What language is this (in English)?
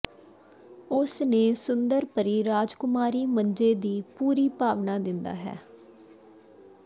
Punjabi